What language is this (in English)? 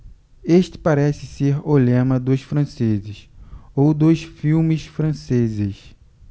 Portuguese